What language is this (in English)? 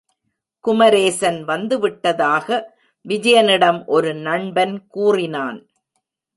Tamil